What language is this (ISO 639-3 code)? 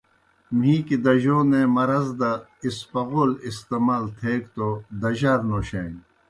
plk